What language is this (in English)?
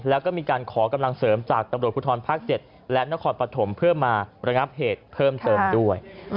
Thai